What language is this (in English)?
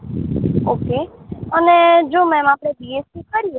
Gujarati